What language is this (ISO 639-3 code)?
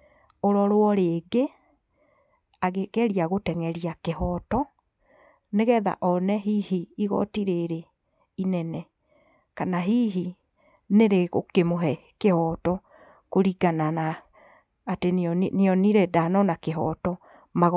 kik